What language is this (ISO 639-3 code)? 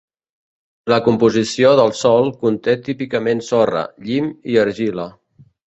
cat